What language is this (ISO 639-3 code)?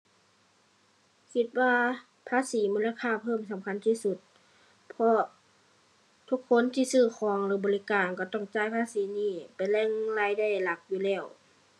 tha